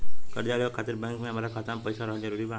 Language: Bhojpuri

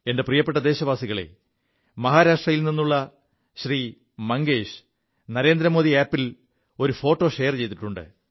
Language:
Malayalam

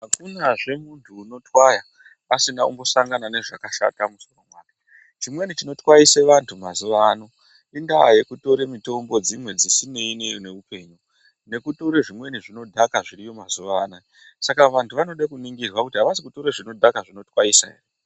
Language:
Ndau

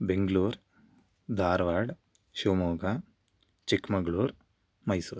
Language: Sanskrit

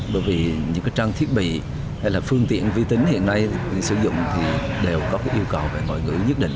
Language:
Vietnamese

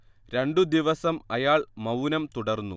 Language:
Malayalam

